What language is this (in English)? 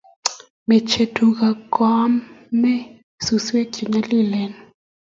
Kalenjin